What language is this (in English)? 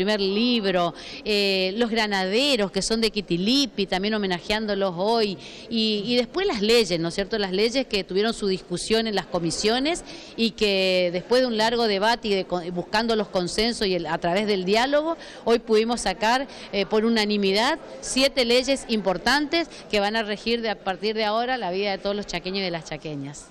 Spanish